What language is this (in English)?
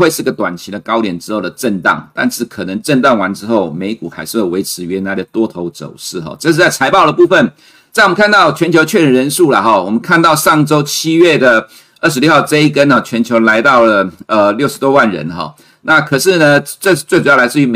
Chinese